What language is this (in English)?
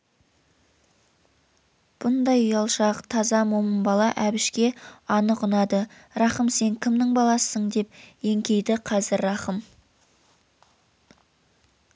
Kazakh